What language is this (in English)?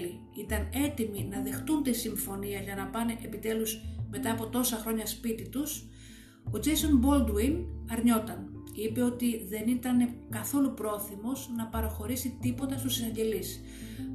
Greek